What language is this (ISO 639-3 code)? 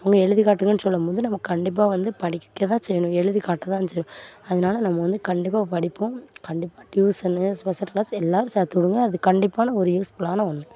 tam